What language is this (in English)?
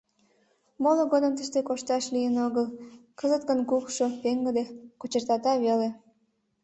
Mari